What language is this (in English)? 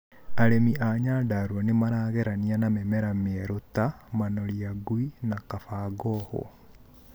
Kikuyu